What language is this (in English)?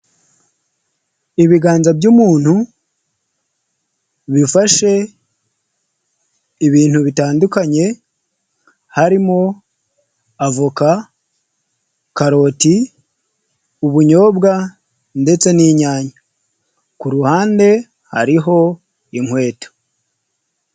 Kinyarwanda